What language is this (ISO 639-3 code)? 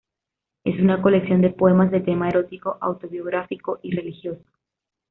spa